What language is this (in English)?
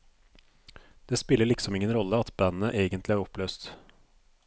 Norwegian